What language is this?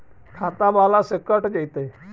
Magahi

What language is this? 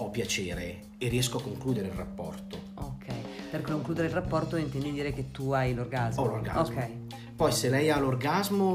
Italian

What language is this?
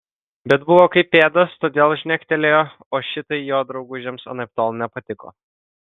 Lithuanian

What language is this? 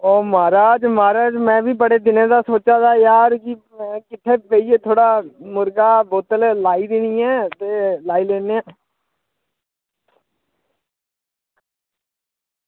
Dogri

